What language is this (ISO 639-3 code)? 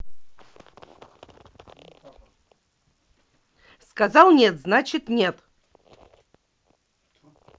rus